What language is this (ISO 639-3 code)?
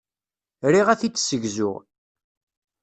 kab